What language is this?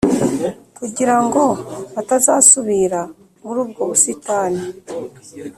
Kinyarwanda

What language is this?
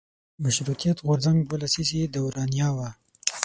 Pashto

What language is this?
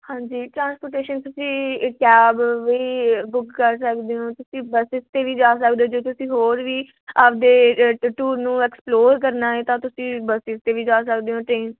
Punjabi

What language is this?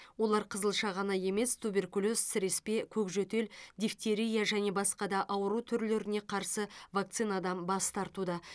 Kazakh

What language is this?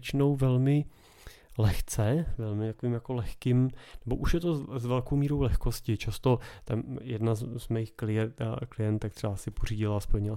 Czech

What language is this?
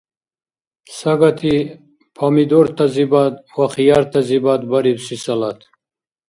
Dargwa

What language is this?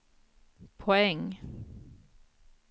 Swedish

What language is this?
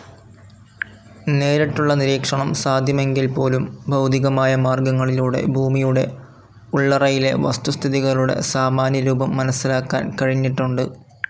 Malayalam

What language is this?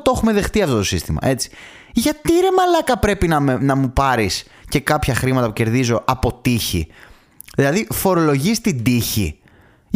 Greek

